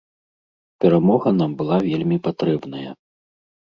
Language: Belarusian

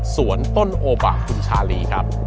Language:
Thai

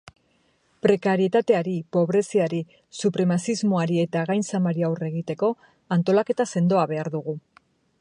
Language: Basque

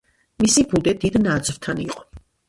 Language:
Georgian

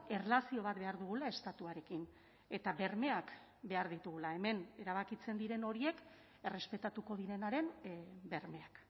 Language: Basque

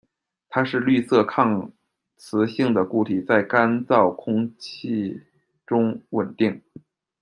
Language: Chinese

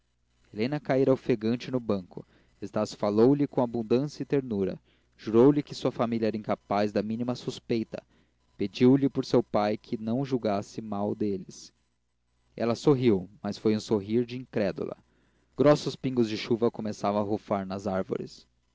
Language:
Portuguese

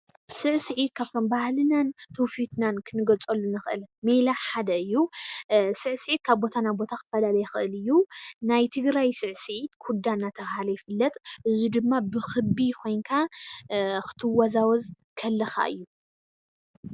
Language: Tigrinya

